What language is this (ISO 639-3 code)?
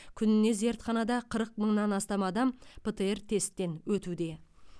kaz